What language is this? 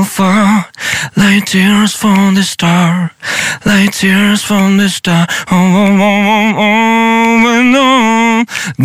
Ukrainian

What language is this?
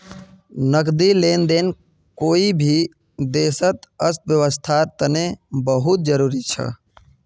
Magahi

